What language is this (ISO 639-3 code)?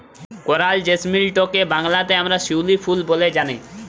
ben